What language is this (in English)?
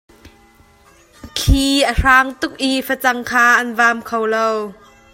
Hakha Chin